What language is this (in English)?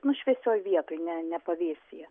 Lithuanian